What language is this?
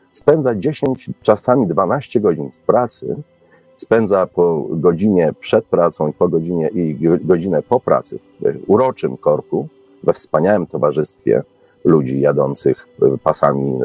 Polish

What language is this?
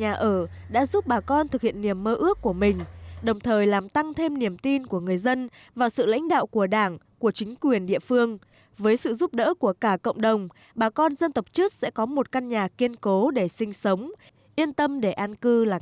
Vietnamese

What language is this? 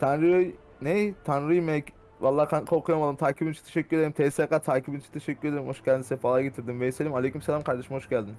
Turkish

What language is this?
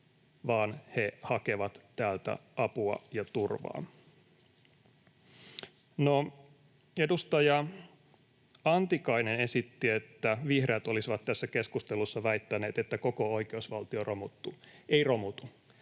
Finnish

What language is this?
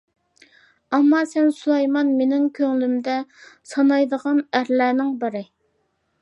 Uyghur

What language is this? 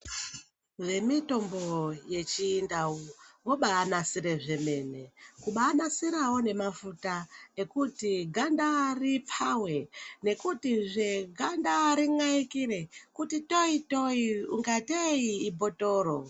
Ndau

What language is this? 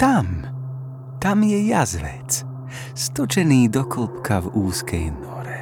Slovak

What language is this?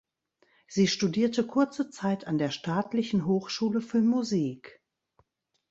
German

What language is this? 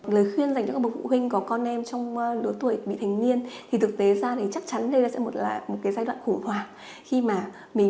Vietnamese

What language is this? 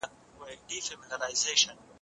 Pashto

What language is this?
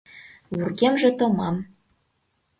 Mari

